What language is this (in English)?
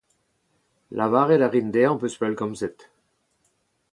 Breton